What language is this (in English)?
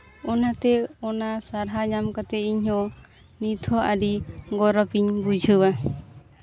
Santali